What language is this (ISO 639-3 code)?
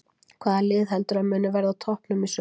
isl